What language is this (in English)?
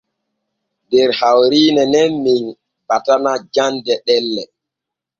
Borgu Fulfulde